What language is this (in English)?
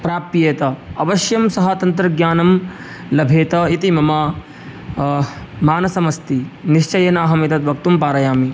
Sanskrit